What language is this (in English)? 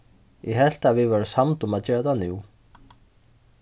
Faroese